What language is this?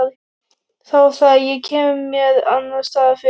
Icelandic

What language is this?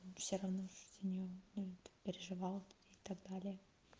Russian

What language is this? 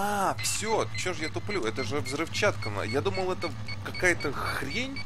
Russian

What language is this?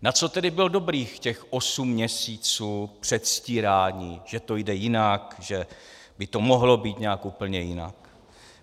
Czech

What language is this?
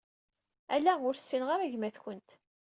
Kabyle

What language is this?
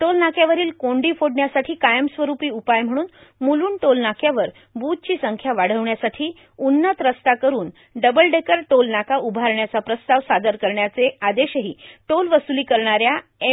Marathi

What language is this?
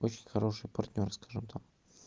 Russian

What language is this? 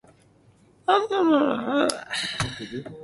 Cantonese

